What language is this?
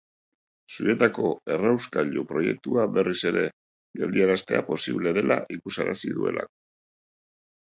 Basque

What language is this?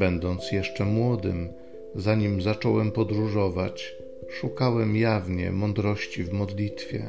Polish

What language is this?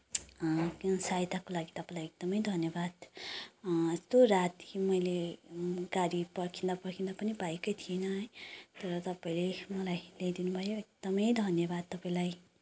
Nepali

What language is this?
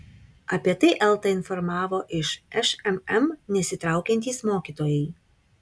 Lithuanian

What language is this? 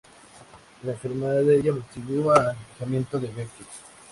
Spanish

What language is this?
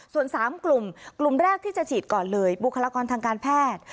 Thai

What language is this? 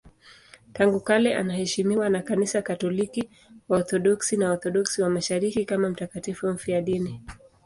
Swahili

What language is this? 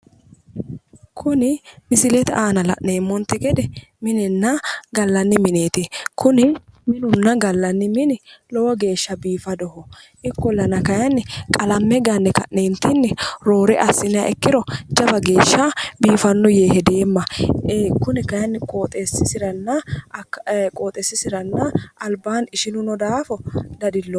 Sidamo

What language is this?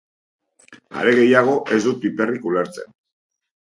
Basque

